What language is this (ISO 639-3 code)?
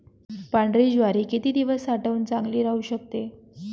mar